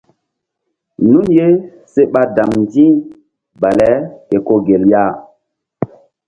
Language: Mbum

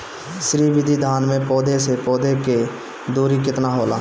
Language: Bhojpuri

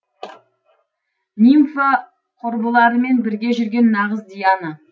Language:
Kazakh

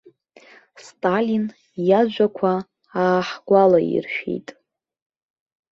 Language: Abkhazian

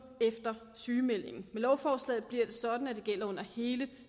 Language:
Danish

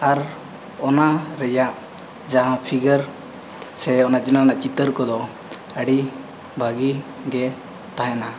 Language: Santali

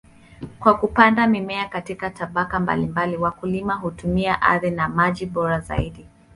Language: Swahili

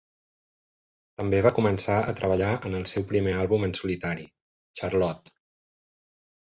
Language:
Catalan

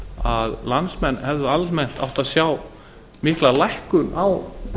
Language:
Icelandic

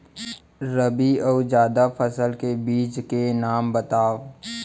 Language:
Chhattisgarhi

